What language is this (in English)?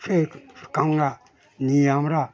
Bangla